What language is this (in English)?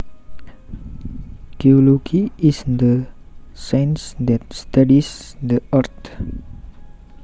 Javanese